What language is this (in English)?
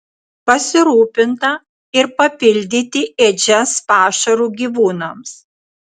Lithuanian